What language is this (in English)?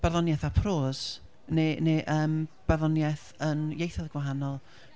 Welsh